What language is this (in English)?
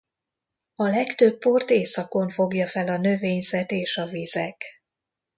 Hungarian